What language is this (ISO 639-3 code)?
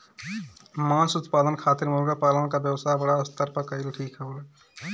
bho